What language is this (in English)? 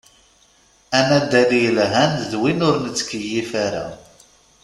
Kabyle